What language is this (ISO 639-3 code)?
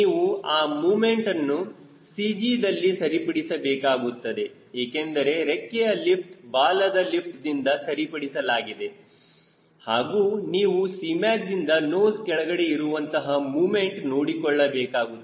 kan